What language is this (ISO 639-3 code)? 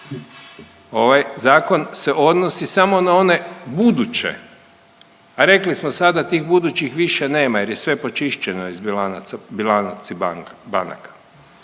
hrv